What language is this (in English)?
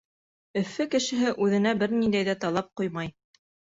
Bashkir